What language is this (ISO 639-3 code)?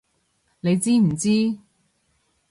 yue